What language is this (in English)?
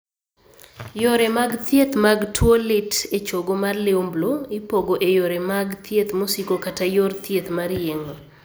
Luo (Kenya and Tanzania)